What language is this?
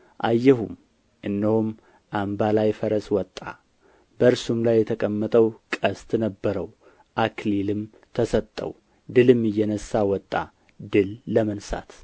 Amharic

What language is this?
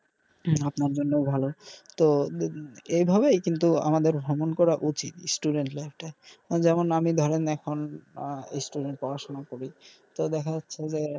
Bangla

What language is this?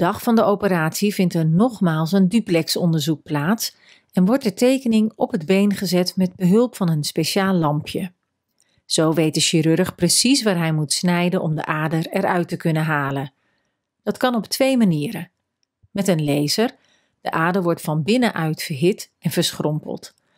Dutch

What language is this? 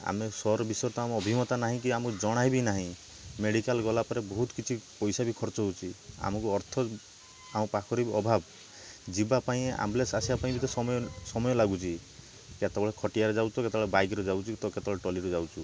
Odia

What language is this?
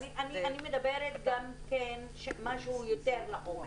Hebrew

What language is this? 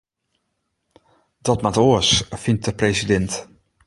Western Frisian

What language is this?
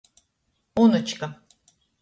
Latgalian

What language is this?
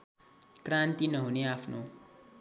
Nepali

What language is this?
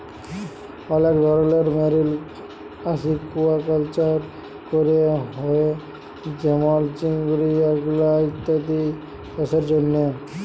Bangla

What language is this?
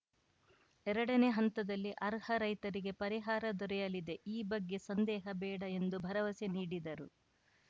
Kannada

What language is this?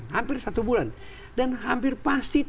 Indonesian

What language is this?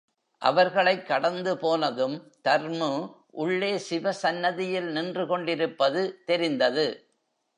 Tamil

